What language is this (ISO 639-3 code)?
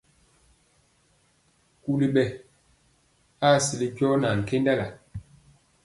mcx